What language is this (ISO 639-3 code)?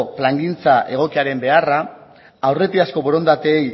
eus